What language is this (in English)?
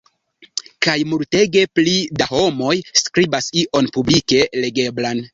Esperanto